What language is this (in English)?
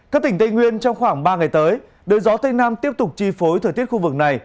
Vietnamese